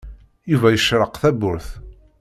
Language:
Kabyle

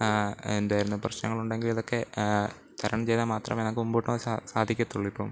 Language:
Malayalam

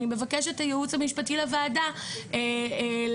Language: Hebrew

